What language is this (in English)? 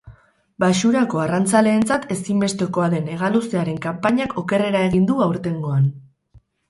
Basque